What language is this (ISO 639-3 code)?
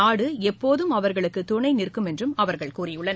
tam